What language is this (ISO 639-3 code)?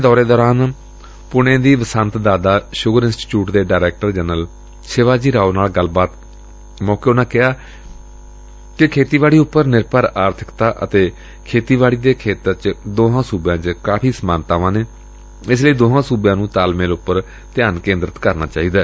pan